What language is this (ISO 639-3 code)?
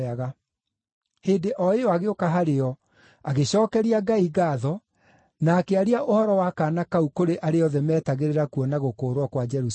kik